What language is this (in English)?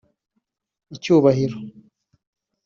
Kinyarwanda